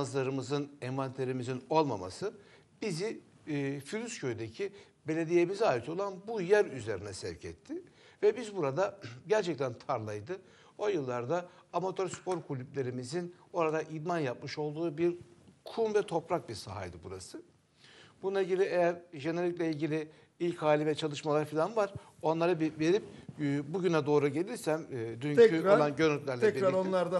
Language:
Turkish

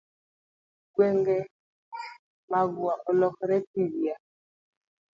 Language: Luo (Kenya and Tanzania)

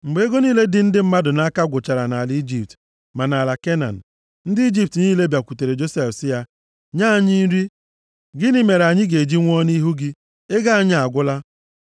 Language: Igbo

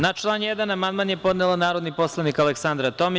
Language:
Serbian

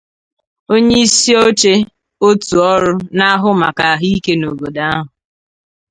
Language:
Igbo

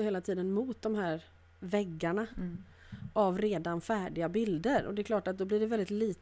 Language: Swedish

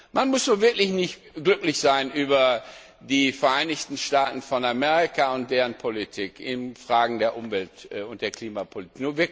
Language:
German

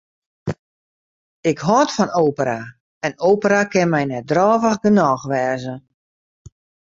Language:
Western Frisian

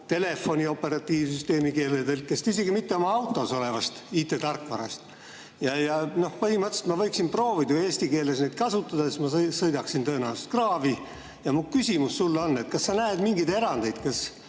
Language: Estonian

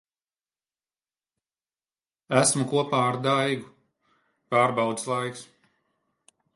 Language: Latvian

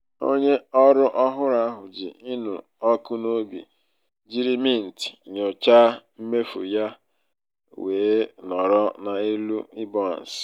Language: Igbo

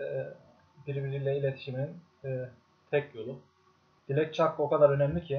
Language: Turkish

